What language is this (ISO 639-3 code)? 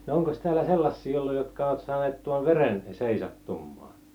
fin